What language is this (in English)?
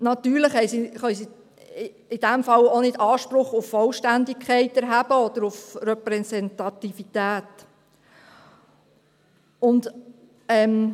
Swiss German